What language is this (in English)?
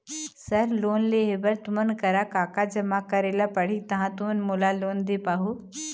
Chhattisgarhi